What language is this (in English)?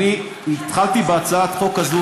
Hebrew